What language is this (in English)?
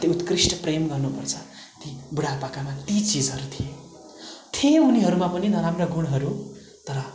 Nepali